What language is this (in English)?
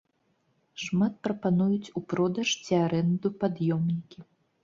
Belarusian